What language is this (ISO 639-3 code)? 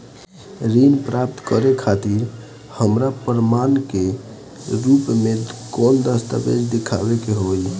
bho